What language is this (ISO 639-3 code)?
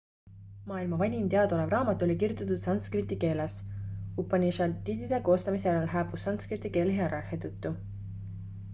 est